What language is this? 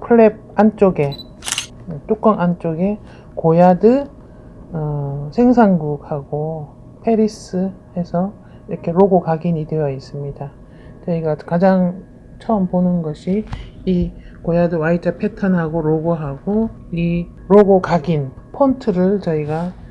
Korean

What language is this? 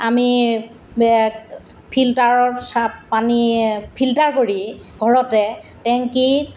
Assamese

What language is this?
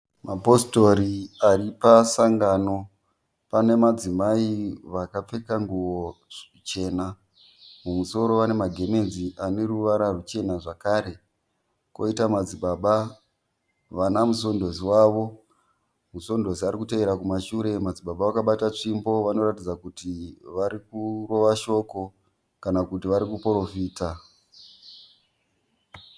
Shona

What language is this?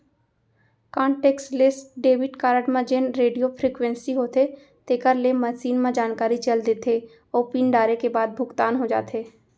Chhattisgarhi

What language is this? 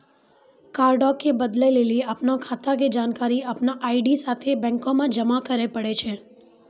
Maithili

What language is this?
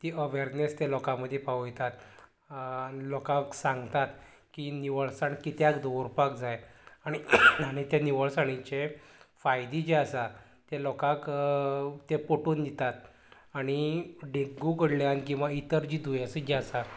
Konkani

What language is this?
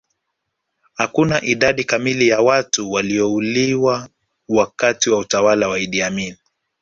Swahili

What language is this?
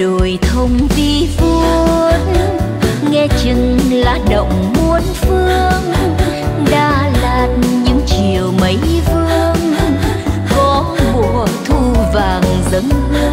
Vietnamese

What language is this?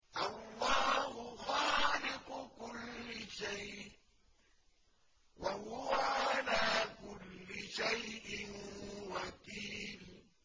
Arabic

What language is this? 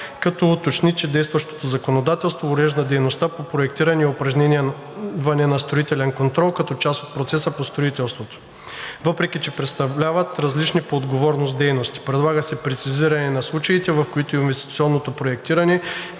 Bulgarian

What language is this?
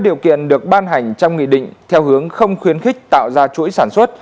Vietnamese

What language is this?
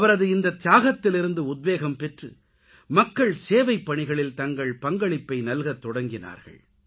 Tamil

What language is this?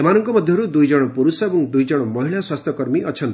Odia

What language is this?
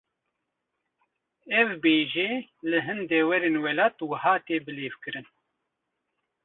Kurdish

